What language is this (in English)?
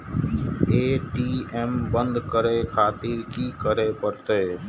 Maithili